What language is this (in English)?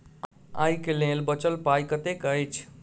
Maithili